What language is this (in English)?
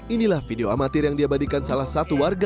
Indonesian